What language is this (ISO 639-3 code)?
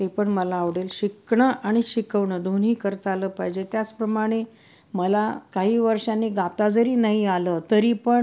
mar